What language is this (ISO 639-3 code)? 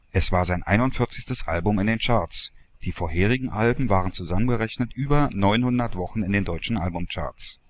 deu